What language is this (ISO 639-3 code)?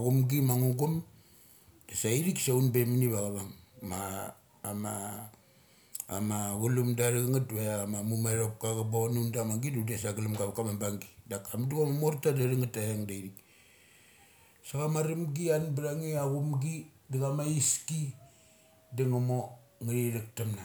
gcc